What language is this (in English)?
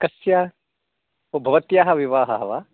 Sanskrit